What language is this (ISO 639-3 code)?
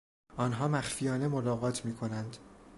fas